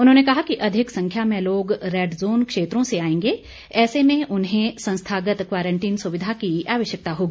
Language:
Hindi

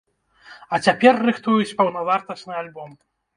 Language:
Belarusian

